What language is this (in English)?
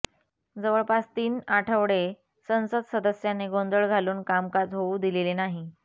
Marathi